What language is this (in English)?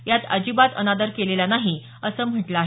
Marathi